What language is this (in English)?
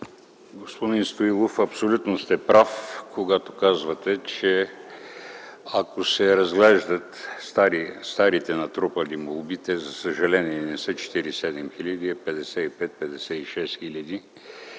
Bulgarian